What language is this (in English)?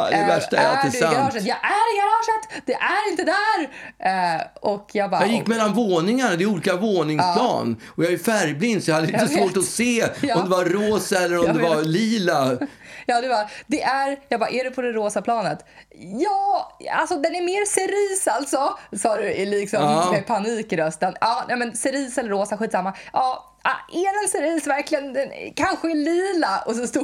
Swedish